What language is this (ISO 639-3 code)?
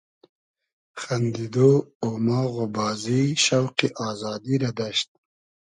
haz